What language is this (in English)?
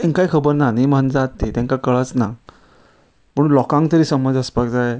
Konkani